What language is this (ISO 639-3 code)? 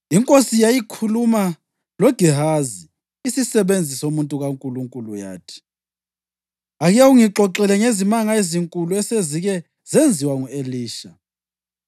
nde